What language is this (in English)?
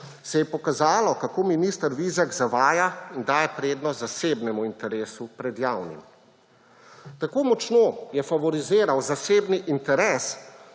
Slovenian